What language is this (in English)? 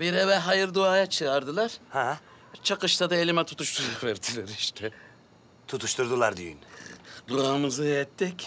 Turkish